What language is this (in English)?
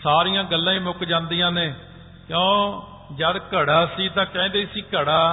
Punjabi